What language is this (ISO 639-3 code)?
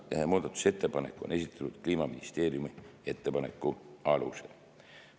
est